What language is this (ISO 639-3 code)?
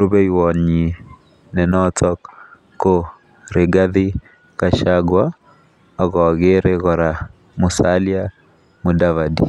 kln